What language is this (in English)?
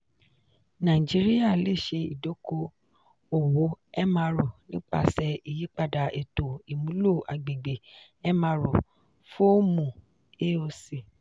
Yoruba